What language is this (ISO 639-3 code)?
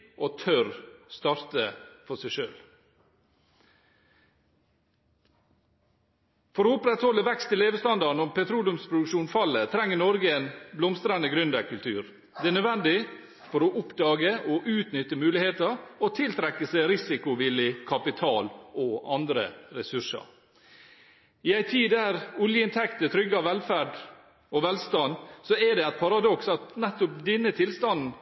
nob